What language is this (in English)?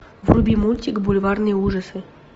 Russian